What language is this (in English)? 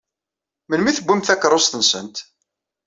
Kabyle